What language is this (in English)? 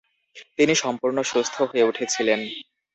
Bangla